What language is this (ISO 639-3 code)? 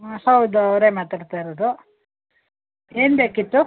kan